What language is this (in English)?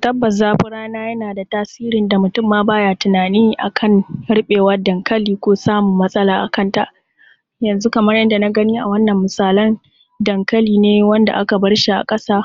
Hausa